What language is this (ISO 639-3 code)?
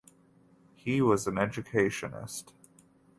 eng